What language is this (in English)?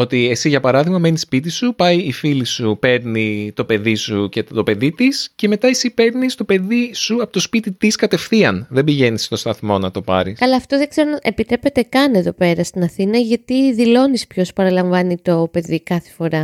Greek